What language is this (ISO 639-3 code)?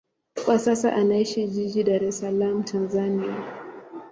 swa